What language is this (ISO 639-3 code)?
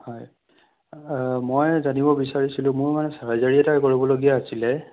asm